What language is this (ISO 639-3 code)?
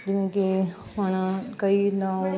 pan